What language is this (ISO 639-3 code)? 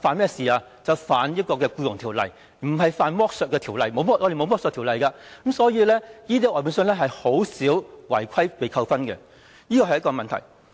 yue